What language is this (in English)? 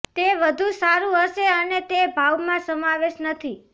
Gujarati